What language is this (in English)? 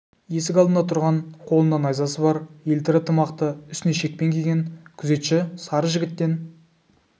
Kazakh